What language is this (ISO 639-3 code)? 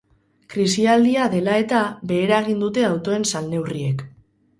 eus